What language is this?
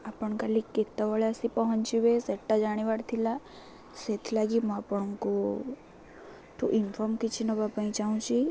Odia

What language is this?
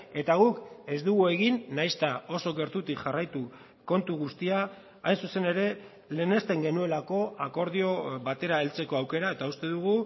Basque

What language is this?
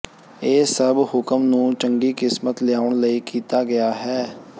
Punjabi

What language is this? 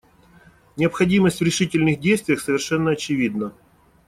Russian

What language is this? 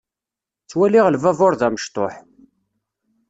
Kabyle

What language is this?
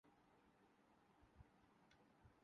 Urdu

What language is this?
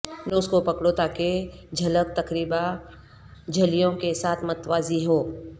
Urdu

